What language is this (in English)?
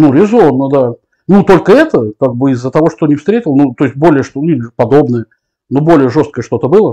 Russian